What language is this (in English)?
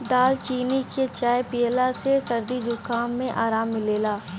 Bhojpuri